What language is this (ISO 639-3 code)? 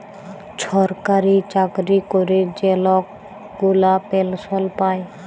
ben